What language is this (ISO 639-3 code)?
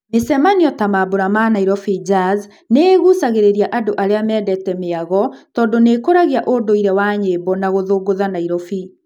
kik